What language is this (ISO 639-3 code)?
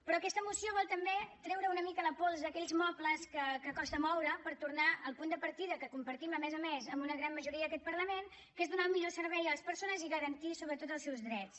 cat